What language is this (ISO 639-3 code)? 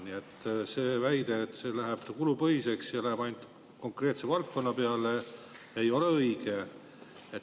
est